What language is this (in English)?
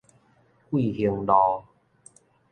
Min Nan Chinese